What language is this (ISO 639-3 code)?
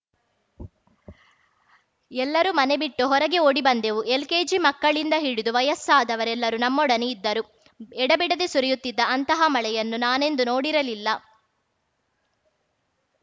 kan